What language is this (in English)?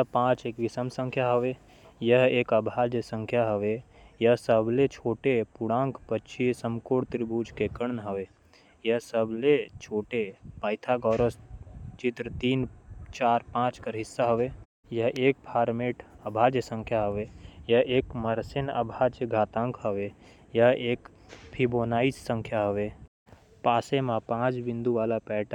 Korwa